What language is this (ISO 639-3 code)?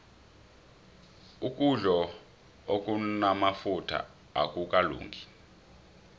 nbl